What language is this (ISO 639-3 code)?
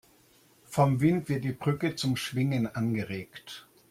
deu